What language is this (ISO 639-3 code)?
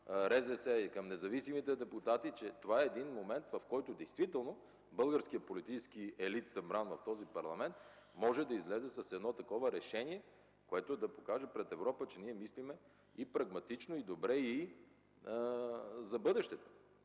bul